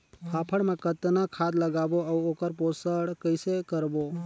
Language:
Chhattisgarhi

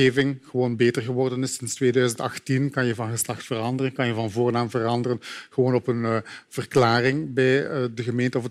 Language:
Dutch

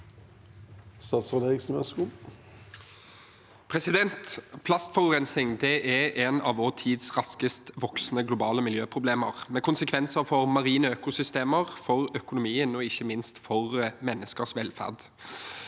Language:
Norwegian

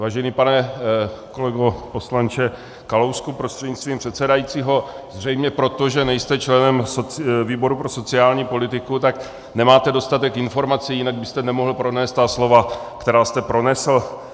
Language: Czech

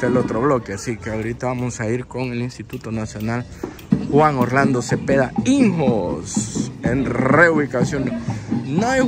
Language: Spanish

